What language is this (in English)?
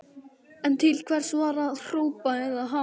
Icelandic